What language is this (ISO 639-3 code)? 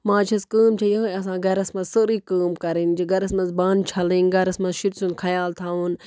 kas